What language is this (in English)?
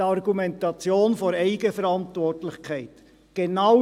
Swiss German